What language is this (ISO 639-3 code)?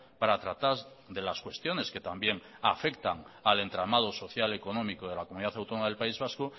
spa